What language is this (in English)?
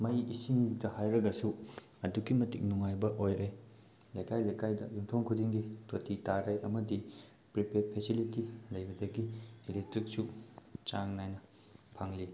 Manipuri